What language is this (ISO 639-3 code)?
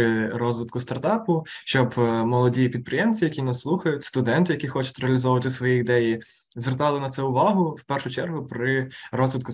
ukr